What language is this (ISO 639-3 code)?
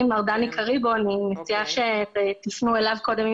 heb